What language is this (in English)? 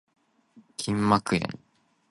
Cantonese